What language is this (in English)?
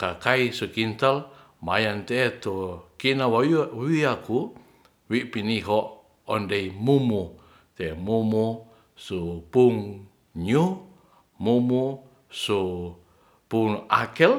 Ratahan